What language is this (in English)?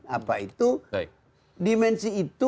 Indonesian